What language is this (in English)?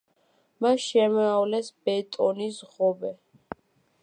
Georgian